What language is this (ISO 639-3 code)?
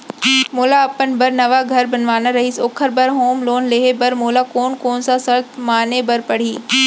hne